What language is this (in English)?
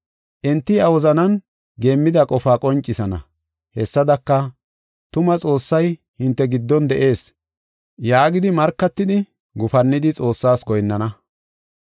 Gofa